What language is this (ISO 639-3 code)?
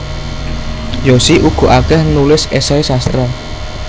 jav